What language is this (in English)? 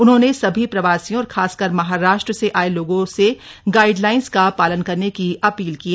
Hindi